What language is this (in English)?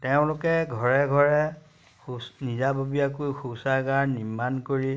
Assamese